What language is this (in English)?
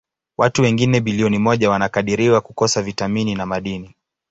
Swahili